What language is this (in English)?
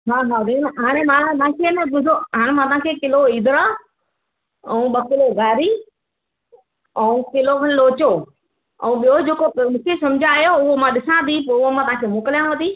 Sindhi